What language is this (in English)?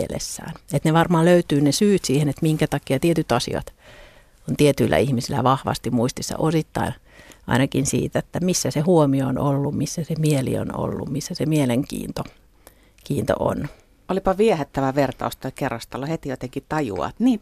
Finnish